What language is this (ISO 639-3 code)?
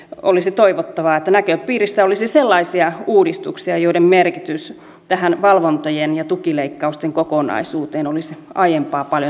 fin